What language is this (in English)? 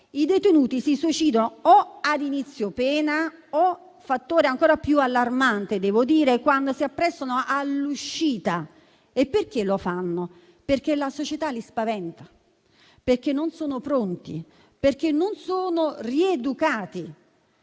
Italian